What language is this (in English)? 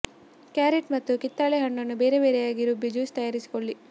Kannada